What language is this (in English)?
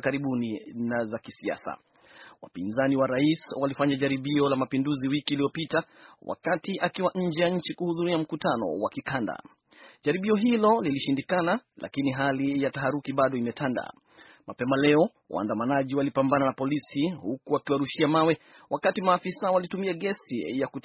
Swahili